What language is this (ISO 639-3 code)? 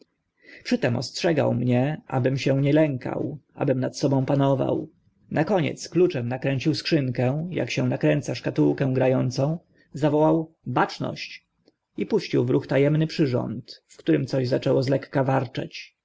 pol